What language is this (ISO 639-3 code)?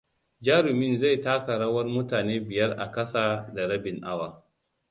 hau